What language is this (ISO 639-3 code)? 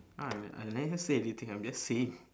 eng